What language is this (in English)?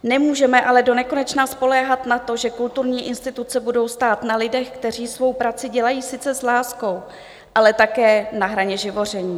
Czech